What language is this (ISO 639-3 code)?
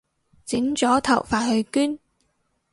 yue